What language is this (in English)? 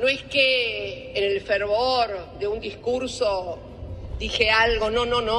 Spanish